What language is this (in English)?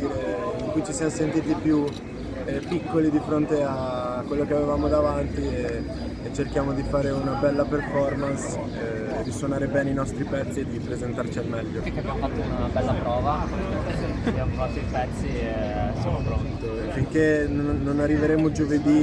Italian